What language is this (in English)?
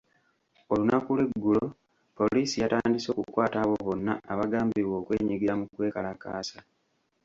Ganda